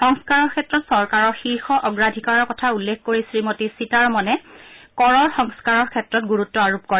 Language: Assamese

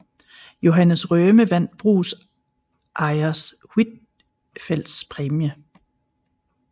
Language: Danish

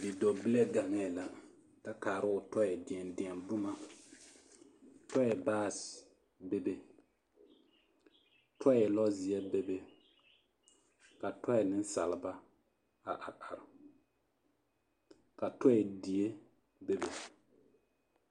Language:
Southern Dagaare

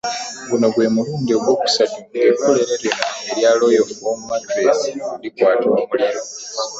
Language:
Ganda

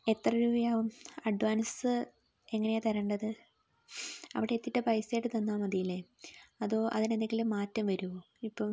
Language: Malayalam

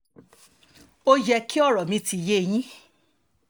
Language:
Yoruba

